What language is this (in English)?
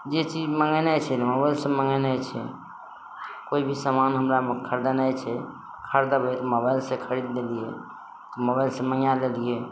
Maithili